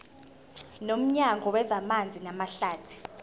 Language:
Zulu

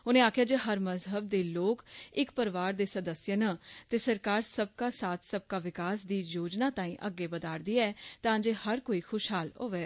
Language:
Dogri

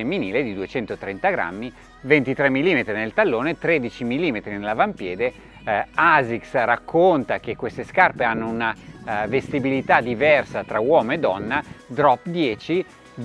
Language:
Italian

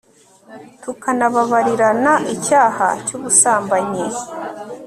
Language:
Kinyarwanda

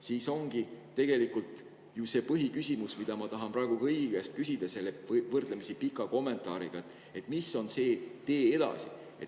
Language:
Estonian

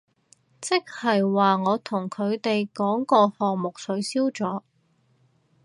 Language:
Cantonese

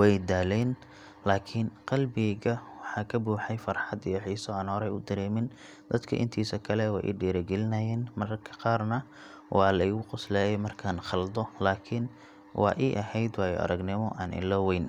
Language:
Somali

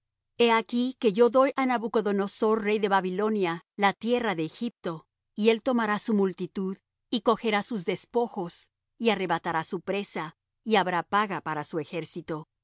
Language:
Spanish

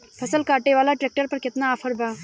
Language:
Bhojpuri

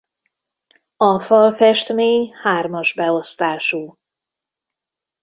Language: Hungarian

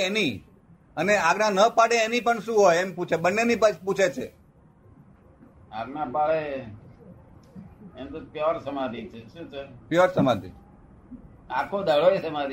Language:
Gujarati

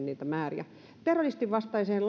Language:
Finnish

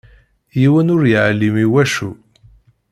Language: Kabyle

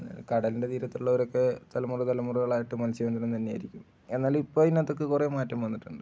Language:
Malayalam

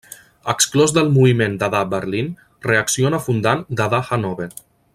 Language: Catalan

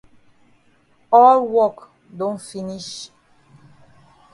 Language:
Cameroon Pidgin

